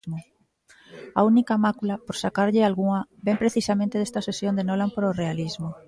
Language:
Galician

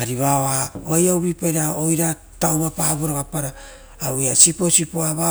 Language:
Rotokas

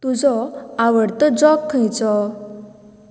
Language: Konkani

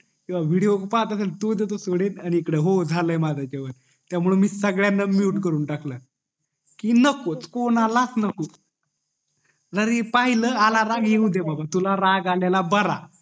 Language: Marathi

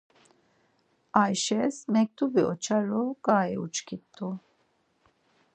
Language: Laz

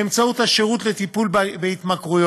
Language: Hebrew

